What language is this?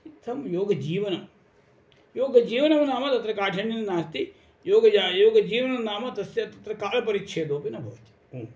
Sanskrit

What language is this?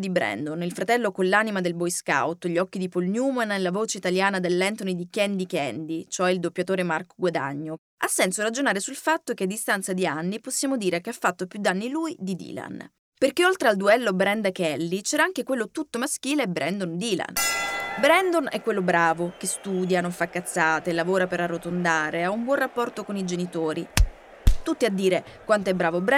Italian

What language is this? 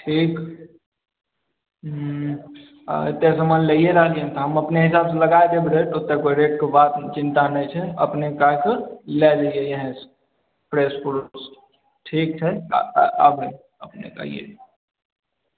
Maithili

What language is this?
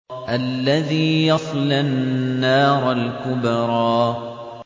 Arabic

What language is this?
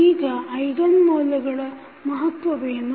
Kannada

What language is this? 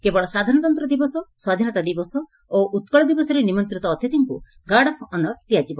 Odia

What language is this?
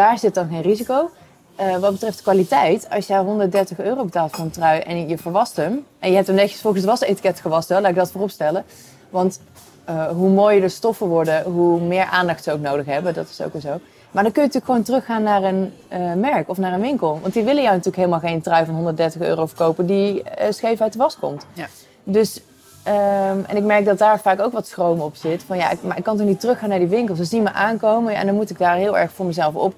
Dutch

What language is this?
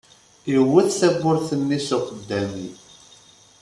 Kabyle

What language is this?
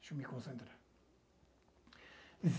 Portuguese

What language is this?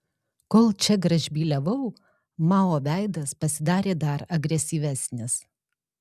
Lithuanian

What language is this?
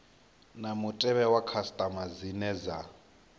Venda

